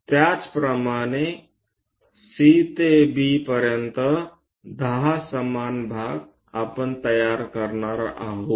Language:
Marathi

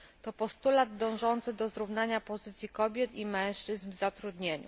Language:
Polish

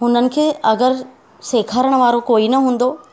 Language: Sindhi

